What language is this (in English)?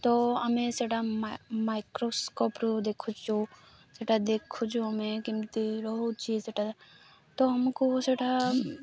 Odia